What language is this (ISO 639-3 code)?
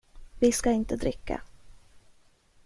swe